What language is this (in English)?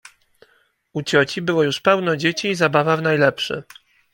Polish